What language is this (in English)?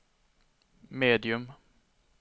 Swedish